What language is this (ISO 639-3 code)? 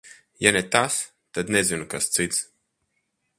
lav